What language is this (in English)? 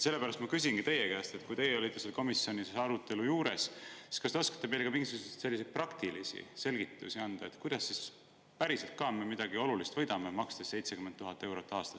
Estonian